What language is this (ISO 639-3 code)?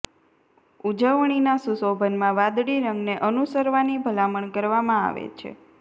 guj